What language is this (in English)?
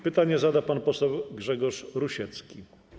Polish